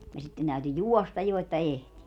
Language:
Finnish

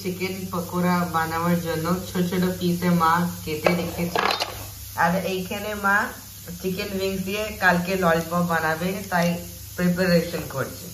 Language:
Bangla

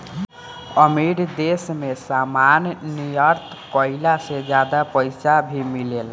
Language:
Bhojpuri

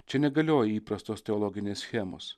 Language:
Lithuanian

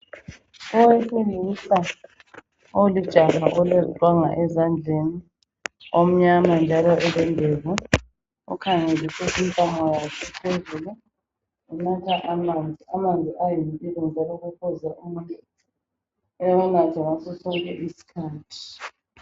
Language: North Ndebele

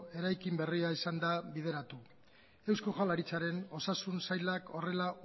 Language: Basque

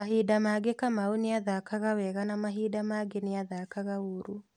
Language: Kikuyu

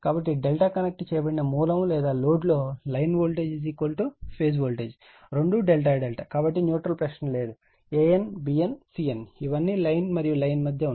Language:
Telugu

